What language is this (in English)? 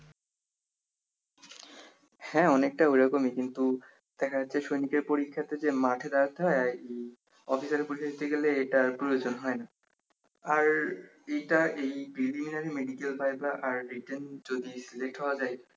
Bangla